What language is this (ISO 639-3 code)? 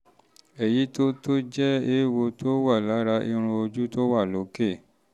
yor